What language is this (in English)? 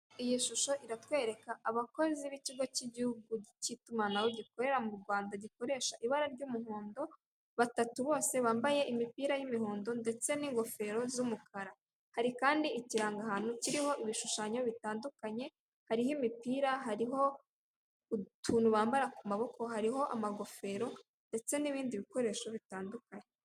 Kinyarwanda